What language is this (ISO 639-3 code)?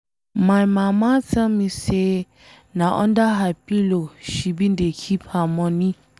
pcm